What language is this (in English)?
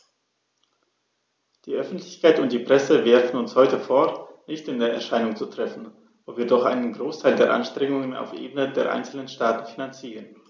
German